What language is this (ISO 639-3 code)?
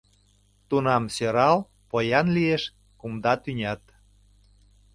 chm